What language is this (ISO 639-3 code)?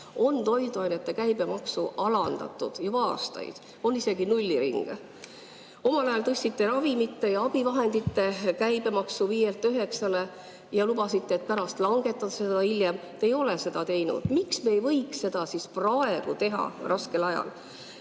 est